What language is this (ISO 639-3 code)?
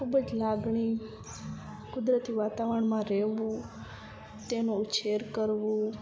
guj